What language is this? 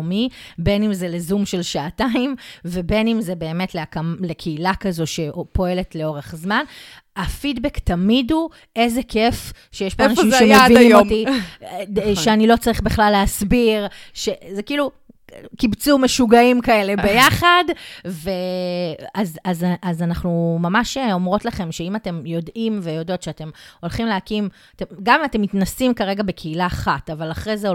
Hebrew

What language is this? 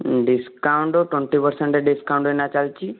Odia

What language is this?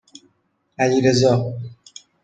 Persian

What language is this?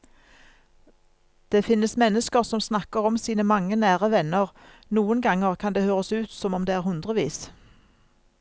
Norwegian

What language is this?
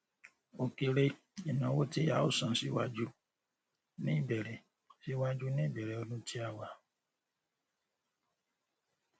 Yoruba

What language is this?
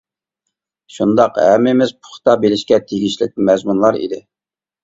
Uyghur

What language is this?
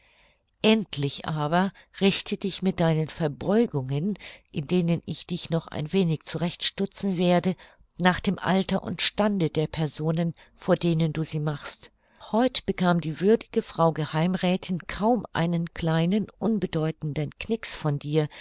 German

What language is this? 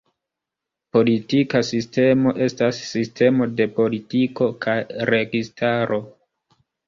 Esperanto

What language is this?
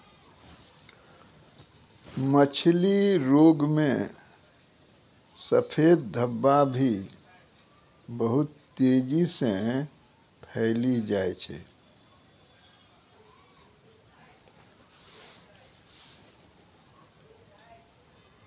Maithili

